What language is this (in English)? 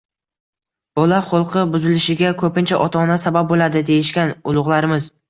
Uzbek